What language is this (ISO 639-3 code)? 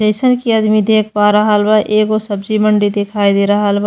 bho